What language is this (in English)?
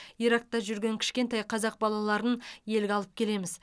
Kazakh